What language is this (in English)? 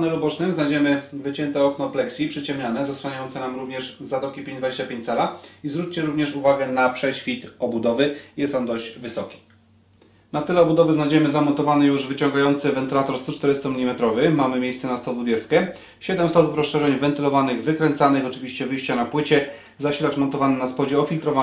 Polish